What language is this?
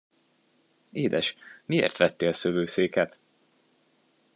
Hungarian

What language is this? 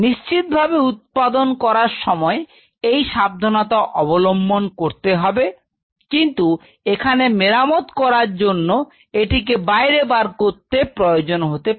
Bangla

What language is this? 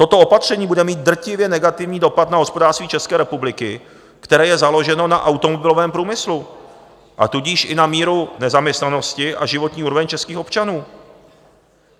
Czech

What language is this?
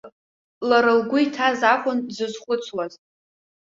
Abkhazian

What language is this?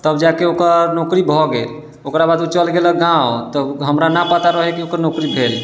Maithili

